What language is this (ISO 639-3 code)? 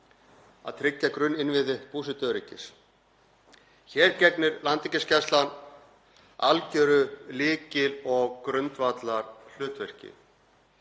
isl